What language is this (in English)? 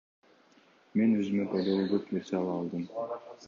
Kyrgyz